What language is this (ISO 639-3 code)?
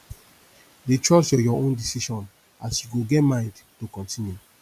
pcm